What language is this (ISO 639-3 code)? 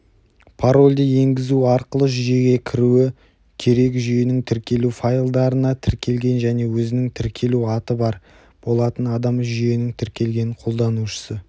kaz